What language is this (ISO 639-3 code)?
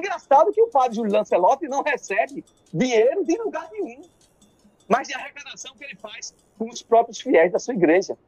por